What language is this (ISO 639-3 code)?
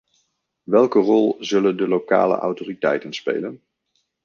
nld